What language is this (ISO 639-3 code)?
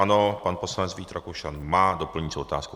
ces